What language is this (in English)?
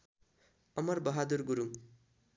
Nepali